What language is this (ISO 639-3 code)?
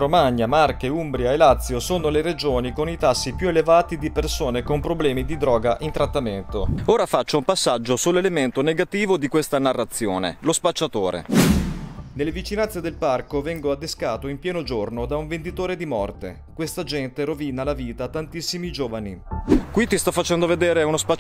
ita